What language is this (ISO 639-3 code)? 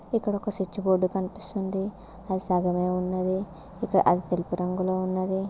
tel